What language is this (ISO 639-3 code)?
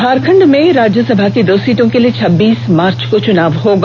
hin